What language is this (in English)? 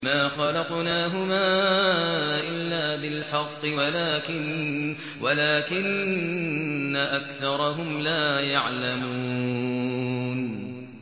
Arabic